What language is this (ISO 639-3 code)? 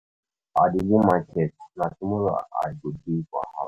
pcm